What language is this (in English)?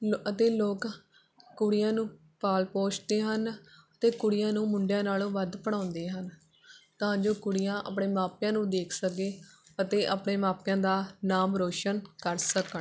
Punjabi